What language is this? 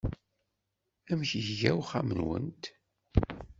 Kabyle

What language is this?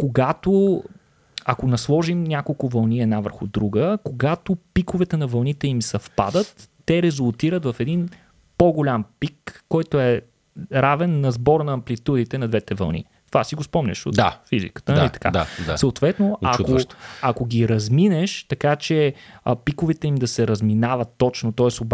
Bulgarian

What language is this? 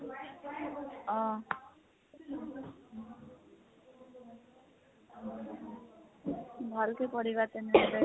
Assamese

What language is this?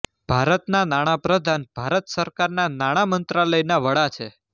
Gujarati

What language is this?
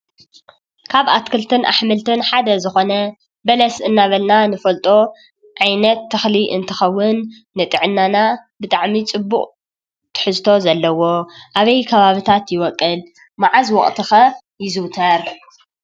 Tigrinya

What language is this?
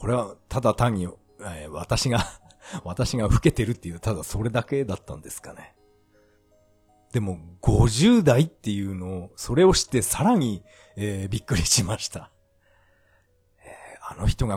Japanese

